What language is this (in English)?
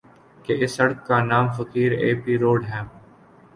Urdu